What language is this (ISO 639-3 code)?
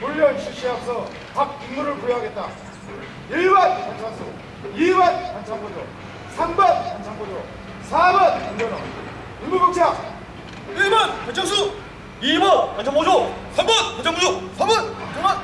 kor